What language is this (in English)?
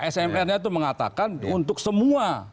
Indonesian